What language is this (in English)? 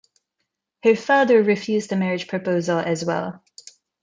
English